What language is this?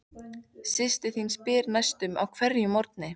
Icelandic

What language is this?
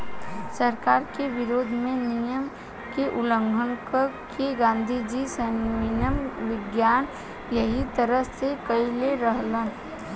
Bhojpuri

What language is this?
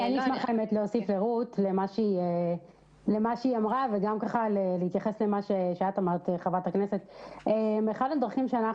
Hebrew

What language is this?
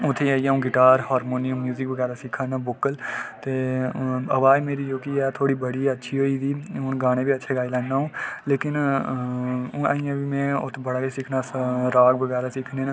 Dogri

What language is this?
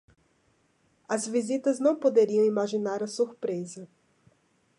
Portuguese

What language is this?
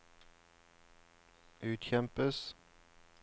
Norwegian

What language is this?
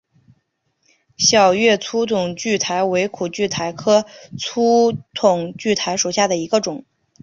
Chinese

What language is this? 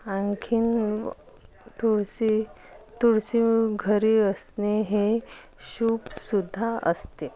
Marathi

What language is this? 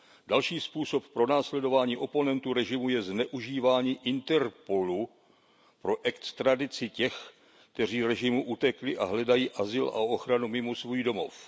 Czech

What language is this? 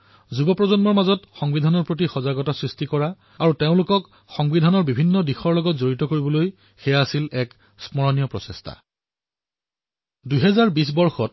Assamese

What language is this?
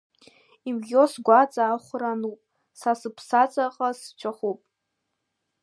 Abkhazian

